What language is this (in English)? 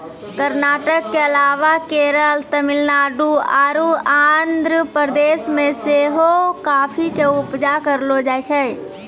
Maithili